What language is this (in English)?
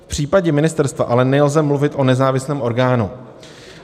Czech